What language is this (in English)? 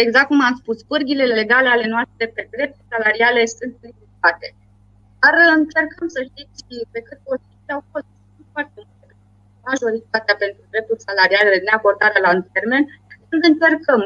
Romanian